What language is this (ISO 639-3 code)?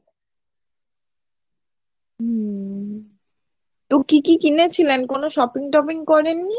ben